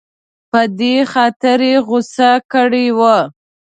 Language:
Pashto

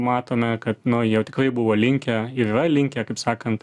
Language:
Lithuanian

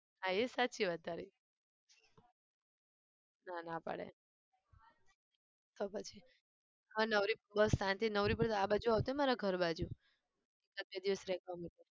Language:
Gujarati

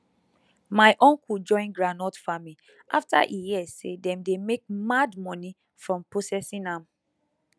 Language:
Nigerian Pidgin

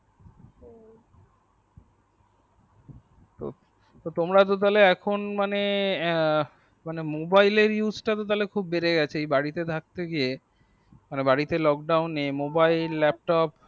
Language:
Bangla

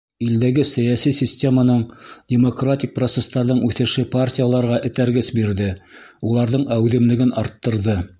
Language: Bashkir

